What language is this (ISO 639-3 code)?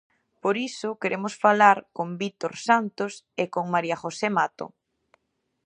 glg